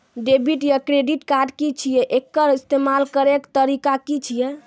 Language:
Maithili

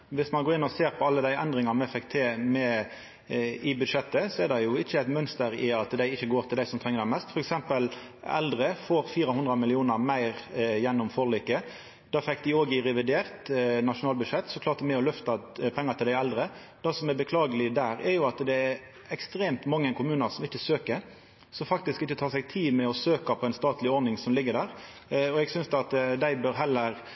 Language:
Norwegian Nynorsk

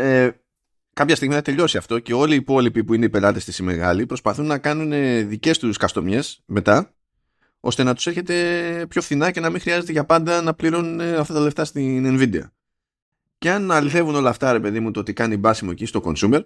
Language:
Greek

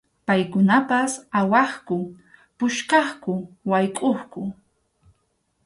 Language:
Arequipa-La Unión Quechua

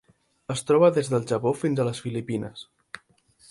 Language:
Catalan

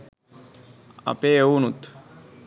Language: Sinhala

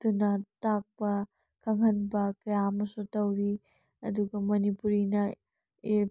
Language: Manipuri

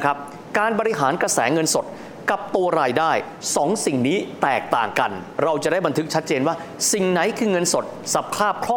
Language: Thai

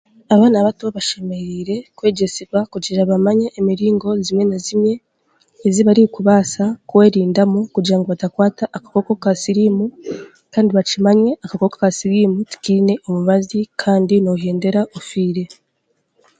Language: Chiga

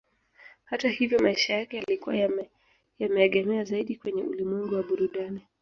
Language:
Swahili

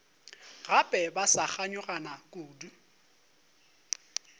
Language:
Northern Sotho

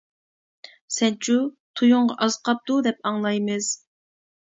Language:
Uyghur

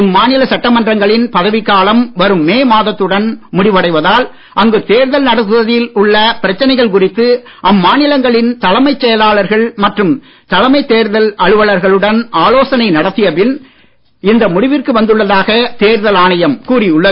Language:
Tamil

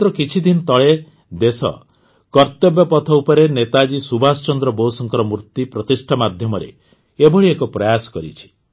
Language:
Odia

